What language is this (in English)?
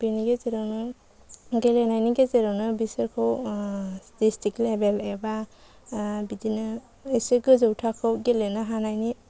Bodo